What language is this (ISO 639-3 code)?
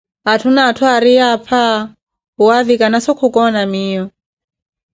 eko